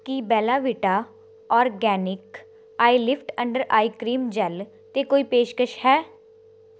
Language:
Punjabi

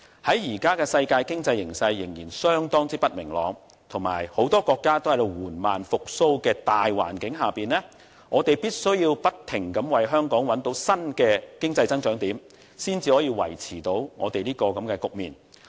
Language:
Cantonese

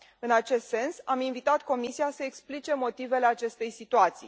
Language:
Romanian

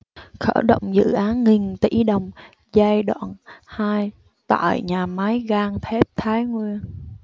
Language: Vietnamese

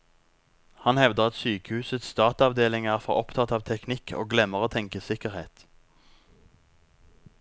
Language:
Norwegian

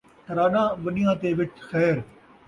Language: Saraiki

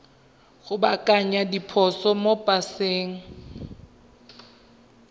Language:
Tswana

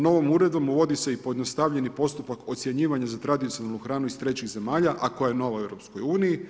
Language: Croatian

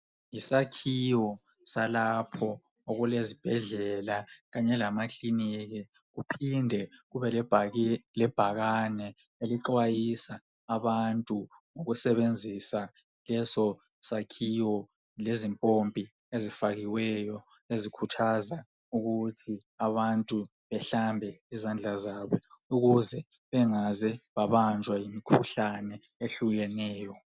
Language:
North Ndebele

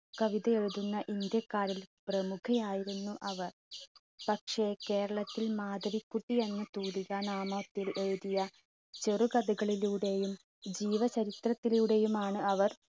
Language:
Malayalam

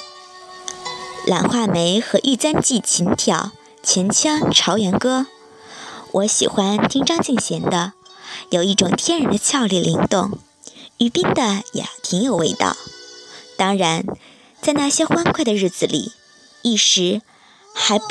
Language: Chinese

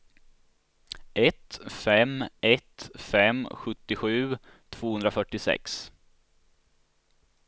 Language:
Swedish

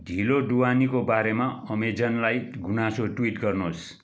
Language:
Nepali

